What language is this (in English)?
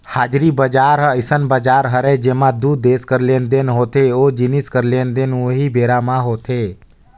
Chhattisgarhi